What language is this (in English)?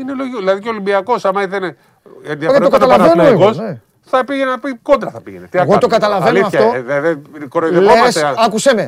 Greek